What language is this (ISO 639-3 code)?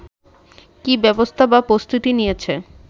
ben